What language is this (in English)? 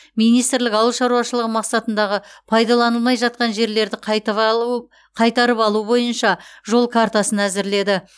Kazakh